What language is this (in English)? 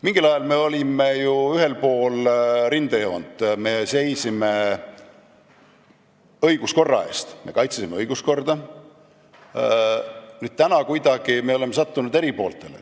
Estonian